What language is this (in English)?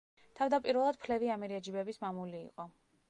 Georgian